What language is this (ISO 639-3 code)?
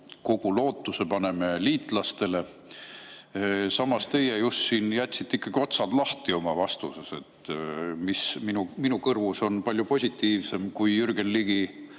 est